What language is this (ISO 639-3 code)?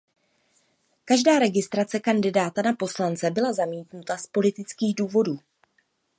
ces